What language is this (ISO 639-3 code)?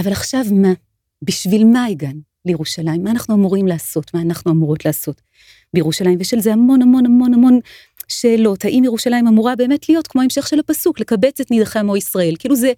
heb